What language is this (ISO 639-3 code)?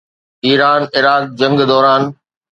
snd